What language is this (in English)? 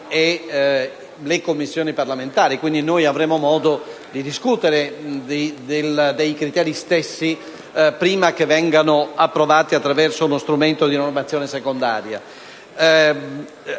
Italian